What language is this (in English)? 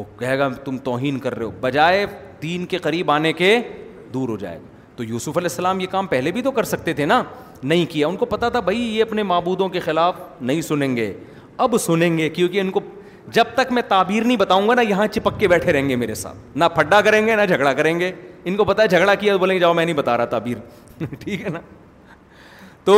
Urdu